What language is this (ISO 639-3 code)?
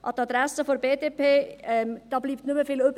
gsw